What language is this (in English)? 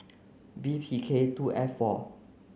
English